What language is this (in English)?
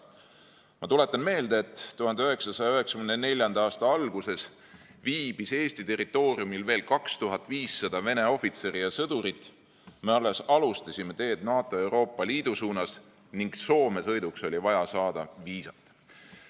Estonian